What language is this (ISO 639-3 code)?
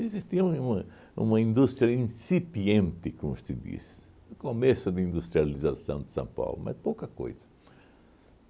por